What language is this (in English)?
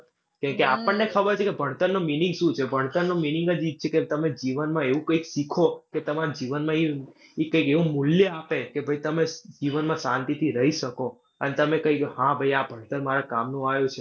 Gujarati